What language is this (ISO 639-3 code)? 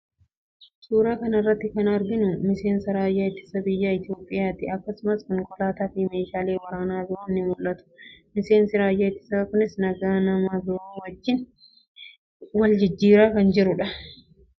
orm